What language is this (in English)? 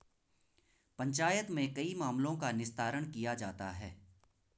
Hindi